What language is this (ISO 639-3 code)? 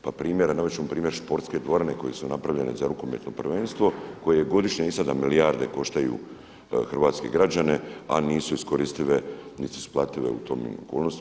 hrv